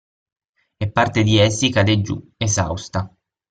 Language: Italian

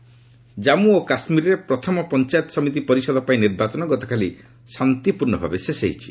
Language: Odia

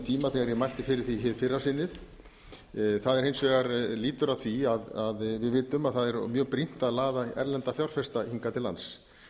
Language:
Icelandic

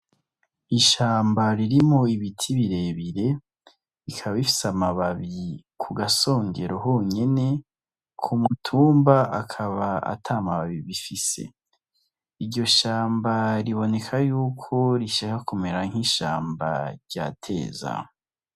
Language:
Rundi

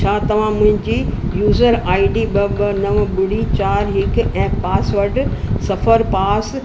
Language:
Sindhi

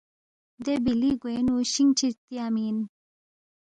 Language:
Balti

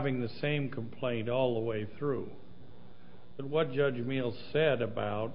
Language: English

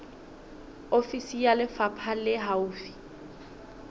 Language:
Southern Sotho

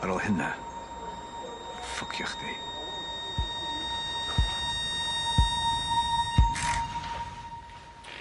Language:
Welsh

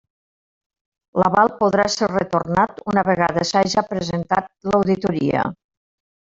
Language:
Catalan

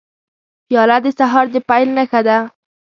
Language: Pashto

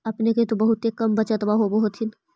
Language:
Magahi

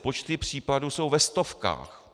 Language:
Czech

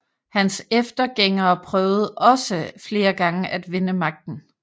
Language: Danish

